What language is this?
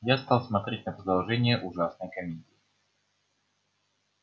Russian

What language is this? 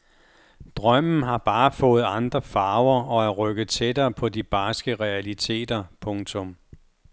Danish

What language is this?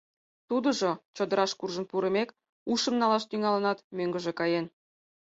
Mari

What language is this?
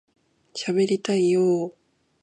Japanese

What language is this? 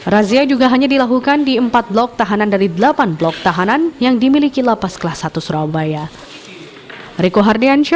Indonesian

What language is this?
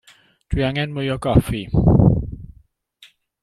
Welsh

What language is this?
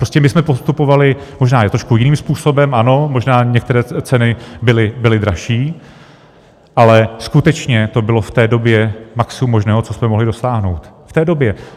Czech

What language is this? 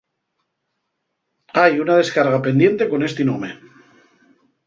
Asturian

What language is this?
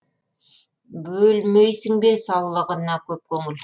Kazakh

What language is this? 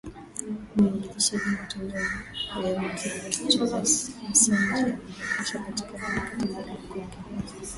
Swahili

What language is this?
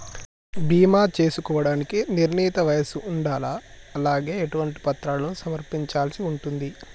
Telugu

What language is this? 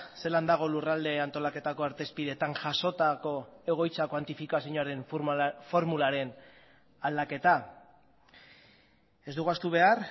Basque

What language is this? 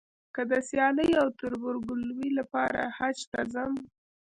Pashto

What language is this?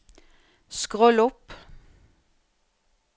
Norwegian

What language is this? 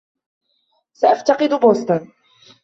Arabic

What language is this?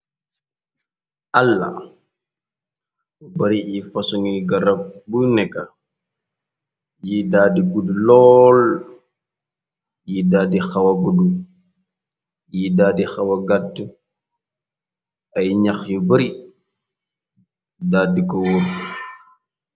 Wolof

